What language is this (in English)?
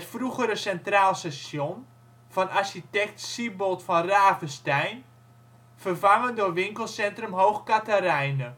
Dutch